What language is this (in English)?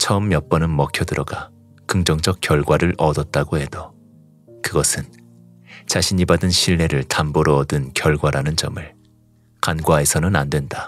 Korean